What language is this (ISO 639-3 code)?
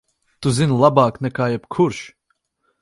lav